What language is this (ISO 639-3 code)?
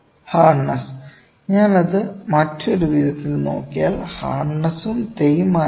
mal